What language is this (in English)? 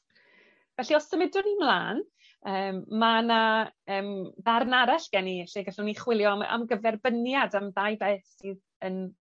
Welsh